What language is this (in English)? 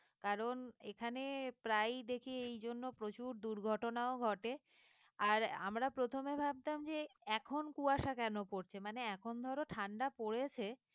Bangla